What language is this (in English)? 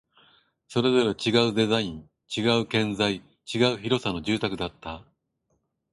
Japanese